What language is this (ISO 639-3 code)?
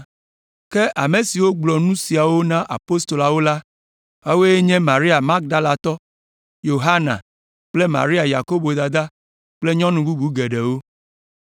ewe